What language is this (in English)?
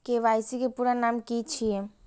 Maithili